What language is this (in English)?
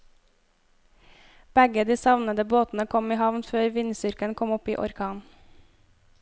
Norwegian